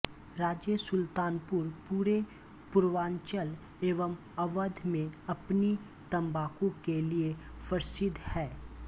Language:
Hindi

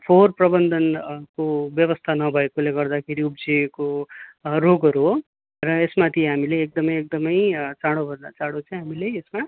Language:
Nepali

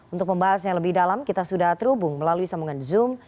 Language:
Indonesian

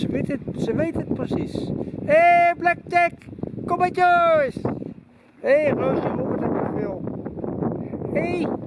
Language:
Dutch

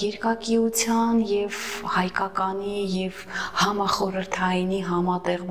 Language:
Turkish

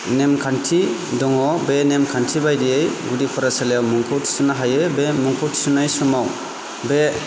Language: Bodo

